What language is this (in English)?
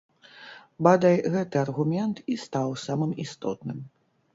Belarusian